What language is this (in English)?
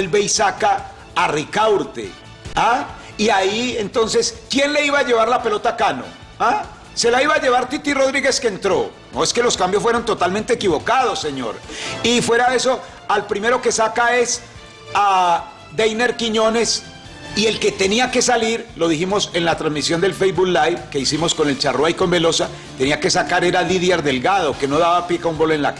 Spanish